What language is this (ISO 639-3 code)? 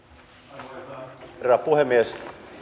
fin